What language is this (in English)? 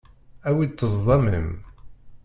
Kabyle